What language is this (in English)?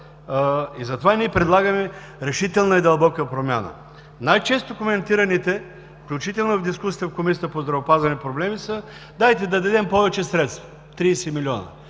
Bulgarian